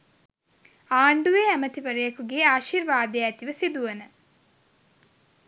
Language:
Sinhala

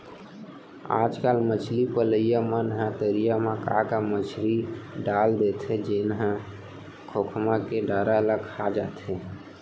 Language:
Chhattisgarhi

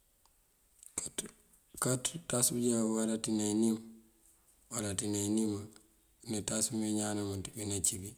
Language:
Mandjak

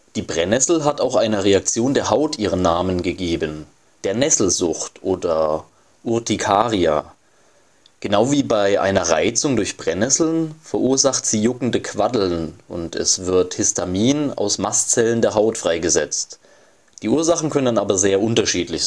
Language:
German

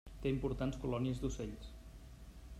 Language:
Catalan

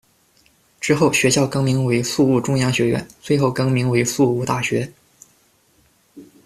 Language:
Chinese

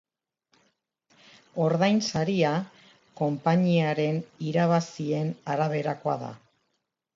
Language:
Basque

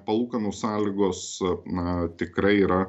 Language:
Lithuanian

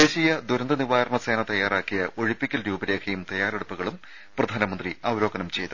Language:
Malayalam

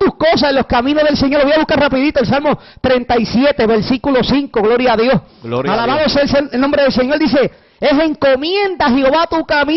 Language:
Spanish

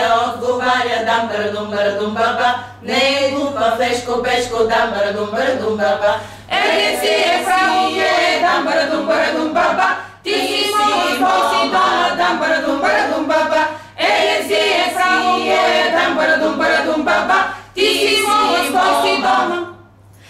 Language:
Russian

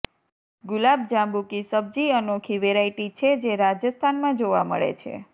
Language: Gujarati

